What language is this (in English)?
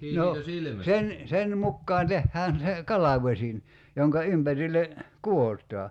Finnish